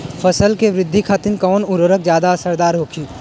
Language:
Bhojpuri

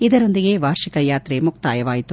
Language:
Kannada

